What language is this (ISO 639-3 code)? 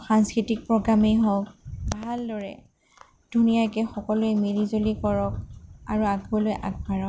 asm